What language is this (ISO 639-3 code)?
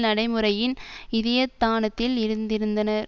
tam